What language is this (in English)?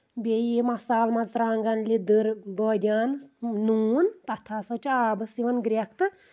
Kashmiri